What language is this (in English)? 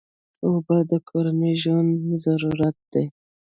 Pashto